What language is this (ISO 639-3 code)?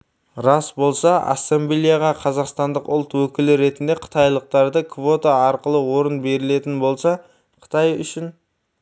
kaz